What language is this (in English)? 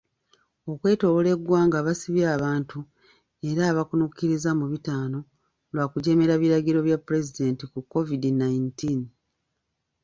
Ganda